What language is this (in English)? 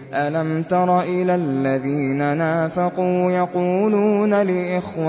Arabic